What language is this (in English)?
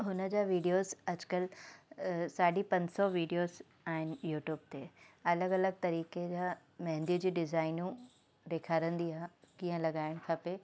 Sindhi